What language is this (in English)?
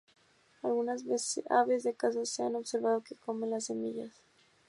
Spanish